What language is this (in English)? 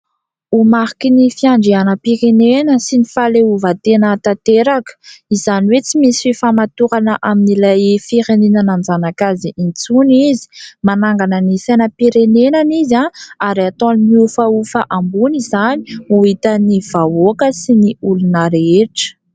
Malagasy